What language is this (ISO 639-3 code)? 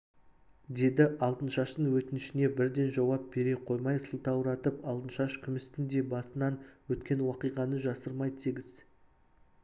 kaz